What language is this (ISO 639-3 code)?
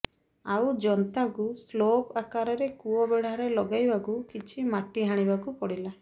ori